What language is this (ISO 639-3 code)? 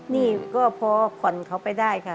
tha